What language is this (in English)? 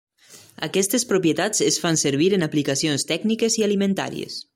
Catalan